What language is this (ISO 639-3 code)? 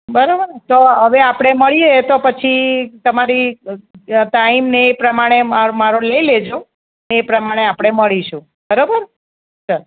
guj